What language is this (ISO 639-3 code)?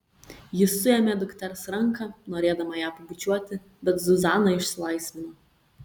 lit